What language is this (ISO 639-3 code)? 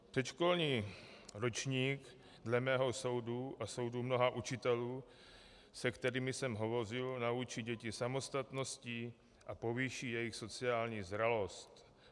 ces